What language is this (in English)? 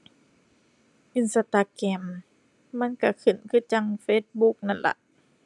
Thai